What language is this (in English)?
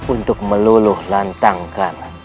Indonesian